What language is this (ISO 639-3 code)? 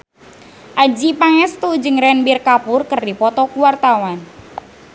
sun